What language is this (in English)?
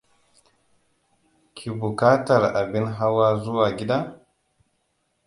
Hausa